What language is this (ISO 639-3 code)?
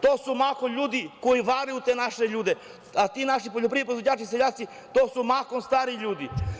srp